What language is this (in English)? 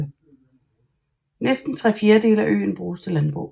Danish